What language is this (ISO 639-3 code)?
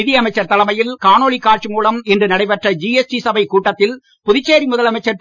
tam